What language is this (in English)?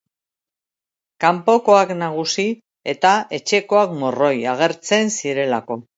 Basque